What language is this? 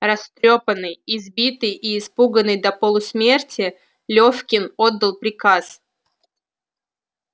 Russian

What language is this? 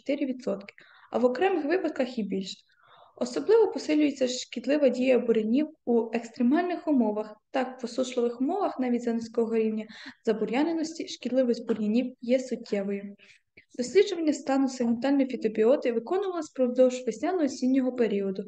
Ukrainian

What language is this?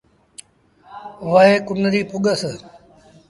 Sindhi Bhil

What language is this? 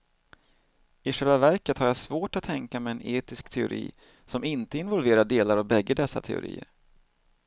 Swedish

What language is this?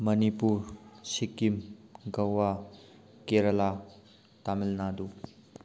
Manipuri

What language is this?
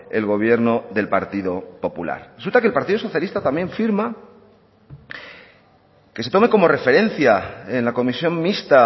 Spanish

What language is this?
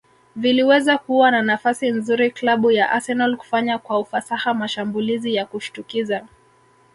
Swahili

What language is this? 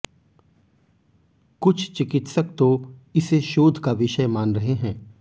Hindi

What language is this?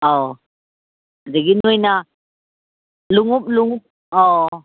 Manipuri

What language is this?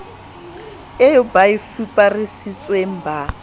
Southern Sotho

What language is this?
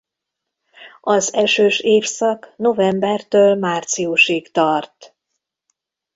Hungarian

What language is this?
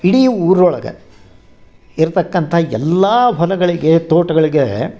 Kannada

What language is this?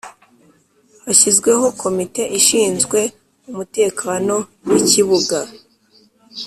Kinyarwanda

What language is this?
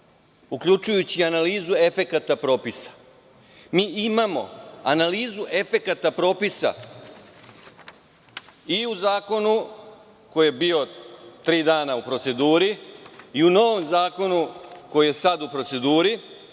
Serbian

